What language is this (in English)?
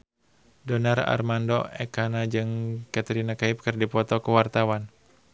Sundanese